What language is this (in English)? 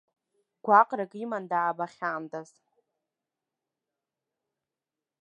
Abkhazian